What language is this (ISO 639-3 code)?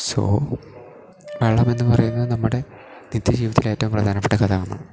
mal